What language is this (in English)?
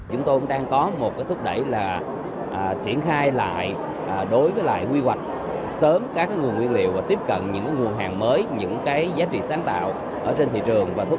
Vietnamese